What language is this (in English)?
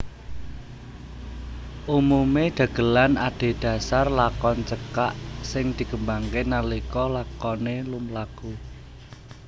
Javanese